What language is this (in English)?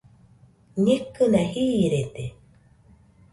Nüpode Huitoto